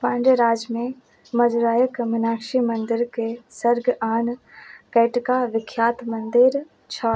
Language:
Maithili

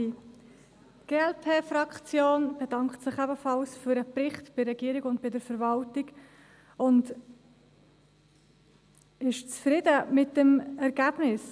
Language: Swiss German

